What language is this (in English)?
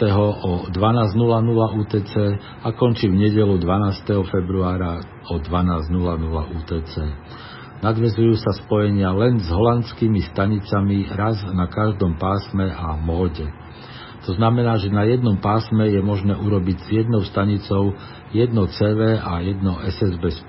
Slovak